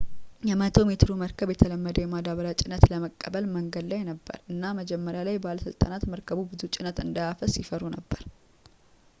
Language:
Amharic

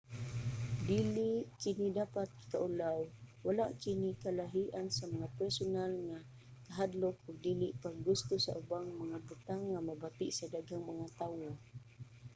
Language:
Cebuano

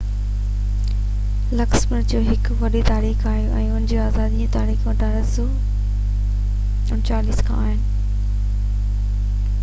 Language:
Sindhi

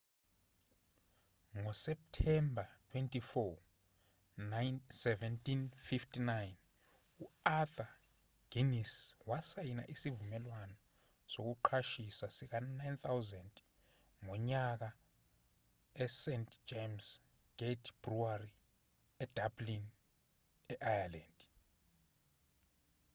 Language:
Zulu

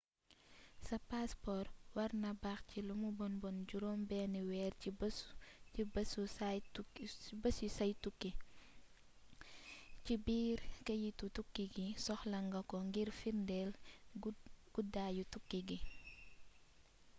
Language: Wolof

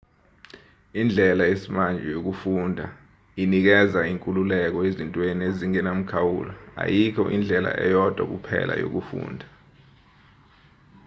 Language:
Zulu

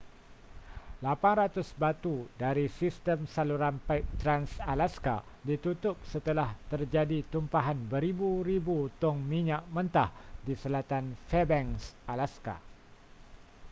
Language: Malay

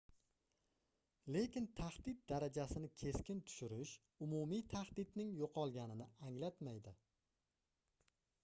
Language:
Uzbek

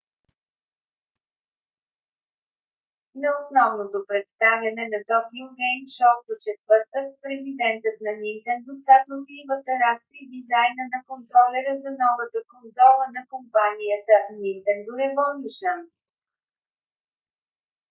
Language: Bulgarian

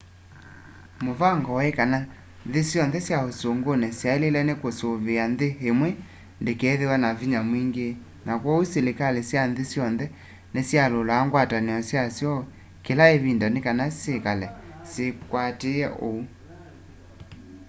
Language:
Kamba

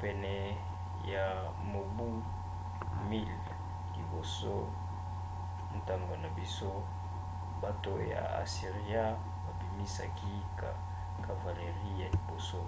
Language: Lingala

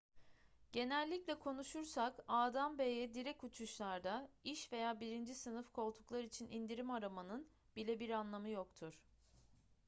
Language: Turkish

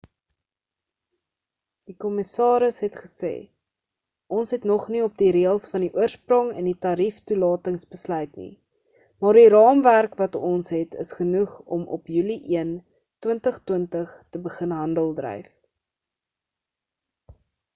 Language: Afrikaans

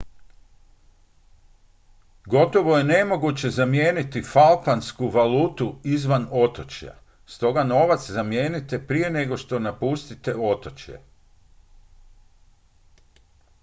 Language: Croatian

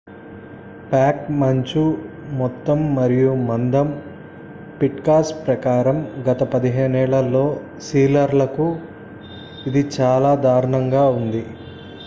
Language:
Telugu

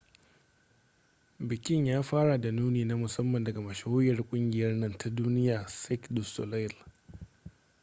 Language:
Hausa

